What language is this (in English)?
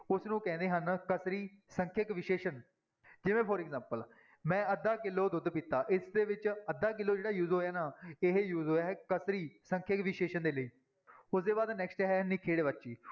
Punjabi